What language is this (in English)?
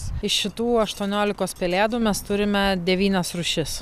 Lithuanian